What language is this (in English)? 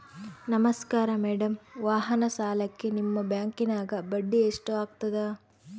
Kannada